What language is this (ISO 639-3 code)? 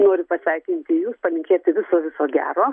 lit